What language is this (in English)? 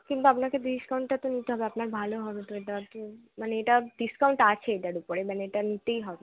Bangla